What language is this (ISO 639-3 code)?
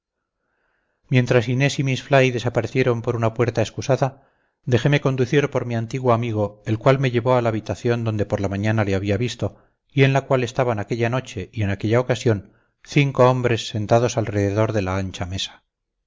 spa